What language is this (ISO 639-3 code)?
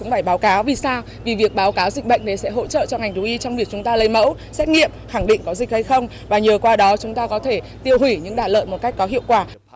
vie